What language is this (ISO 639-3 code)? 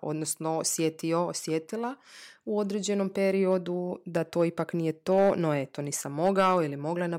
hrv